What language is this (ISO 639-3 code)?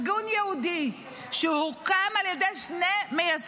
heb